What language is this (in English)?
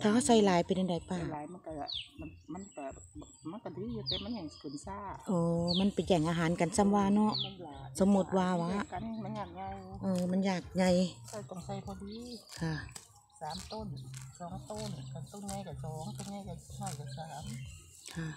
Thai